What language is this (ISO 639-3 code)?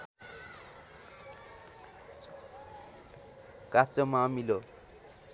nep